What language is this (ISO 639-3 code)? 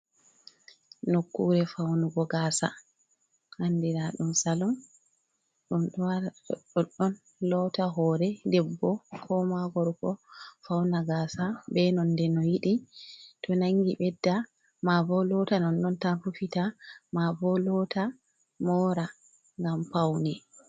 ful